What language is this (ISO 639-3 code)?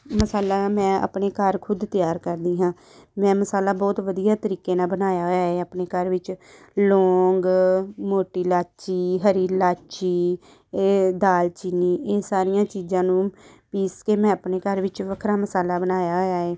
pan